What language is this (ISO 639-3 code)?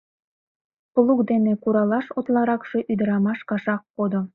chm